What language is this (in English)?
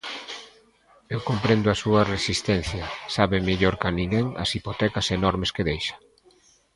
Galician